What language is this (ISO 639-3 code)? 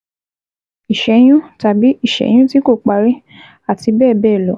yor